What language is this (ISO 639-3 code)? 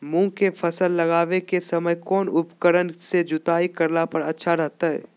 mag